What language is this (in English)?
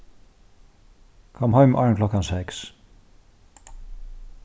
Faroese